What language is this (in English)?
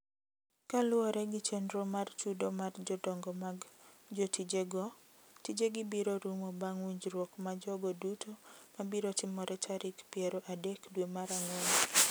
Luo (Kenya and Tanzania)